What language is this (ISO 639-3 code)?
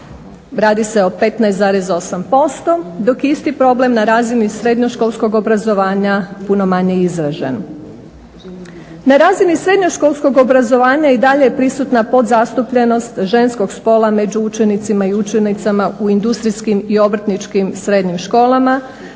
hrv